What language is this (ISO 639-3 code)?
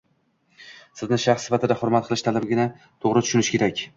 uzb